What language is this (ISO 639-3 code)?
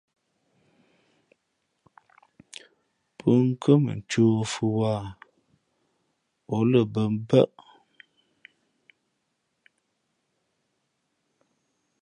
fmp